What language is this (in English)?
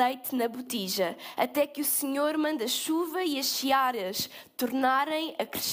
Portuguese